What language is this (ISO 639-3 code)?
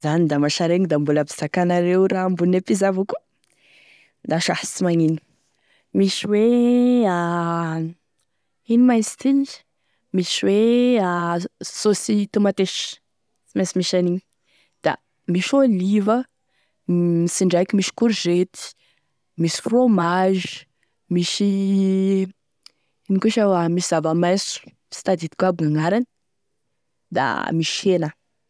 tkg